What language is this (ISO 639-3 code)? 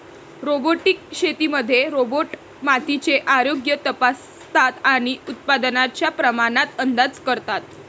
mar